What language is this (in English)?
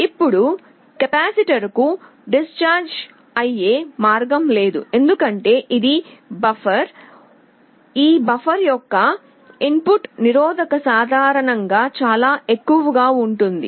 Telugu